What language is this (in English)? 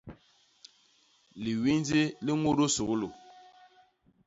Basaa